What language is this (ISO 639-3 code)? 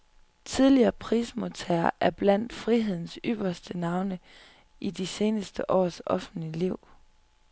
dan